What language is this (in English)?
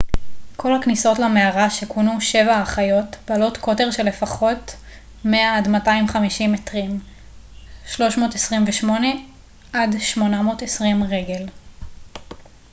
Hebrew